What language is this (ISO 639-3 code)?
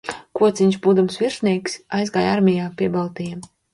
lav